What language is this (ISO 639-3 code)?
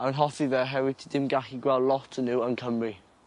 cym